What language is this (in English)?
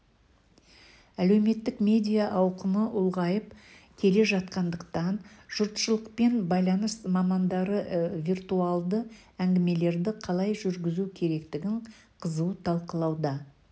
Kazakh